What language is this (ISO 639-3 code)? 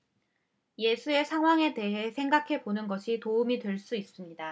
kor